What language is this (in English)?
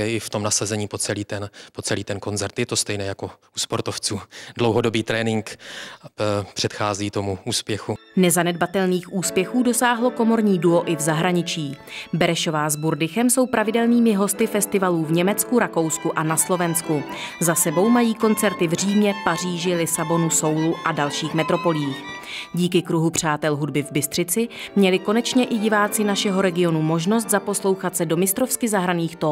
Czech